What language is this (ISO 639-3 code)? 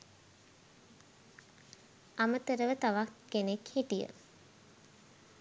sin